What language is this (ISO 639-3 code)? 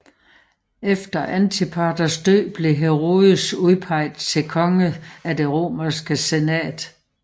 dan